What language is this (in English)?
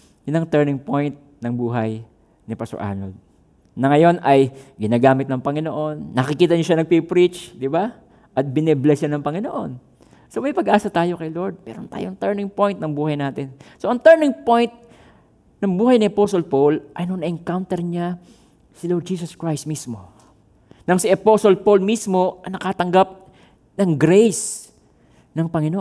Filipino